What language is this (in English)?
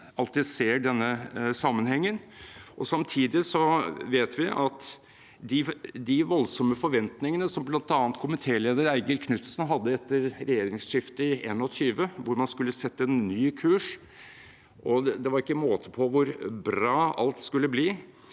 Norwegian